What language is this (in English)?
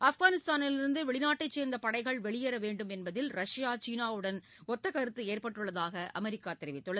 Tamil